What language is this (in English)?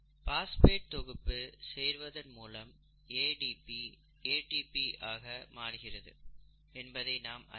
Tamil